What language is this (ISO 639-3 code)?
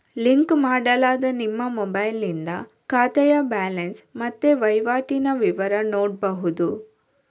kan